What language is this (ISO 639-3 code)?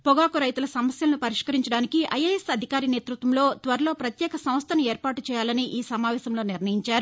tel